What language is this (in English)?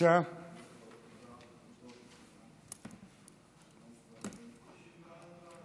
Hebrew